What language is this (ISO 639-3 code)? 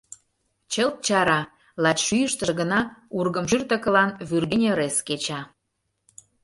chm